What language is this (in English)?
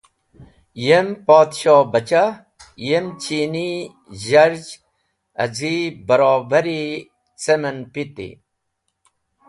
Wakhi